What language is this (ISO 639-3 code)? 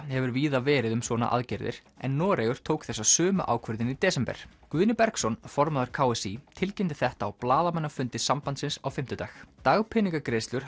isl